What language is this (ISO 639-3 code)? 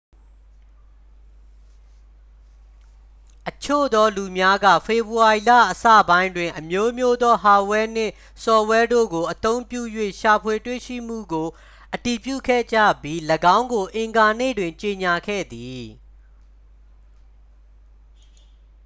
mya